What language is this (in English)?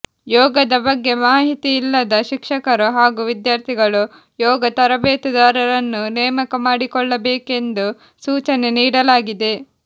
Kannada